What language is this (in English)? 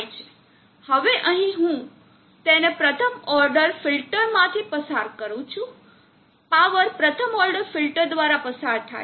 Gujarati